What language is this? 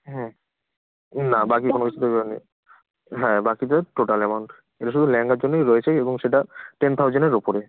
Bangla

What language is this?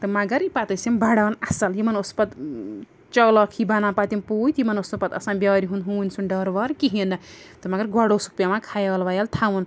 Kashmiri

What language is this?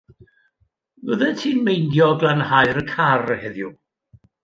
Welsh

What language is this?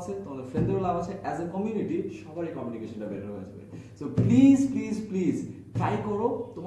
Bangla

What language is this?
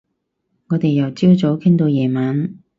Cantonese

